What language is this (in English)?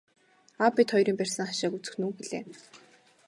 Mongolian